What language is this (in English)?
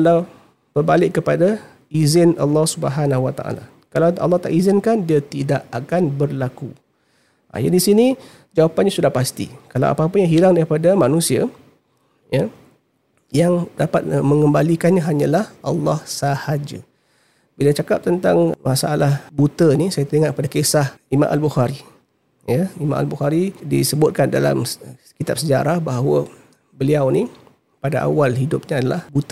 Malay